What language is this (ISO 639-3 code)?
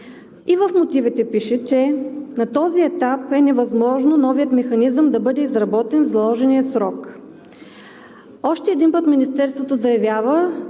bul